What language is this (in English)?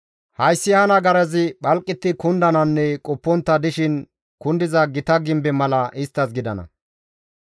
Gamo